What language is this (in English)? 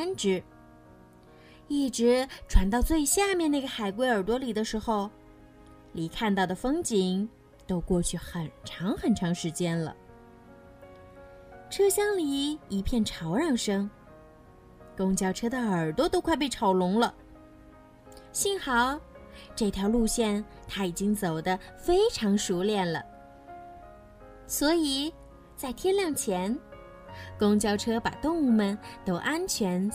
Chinese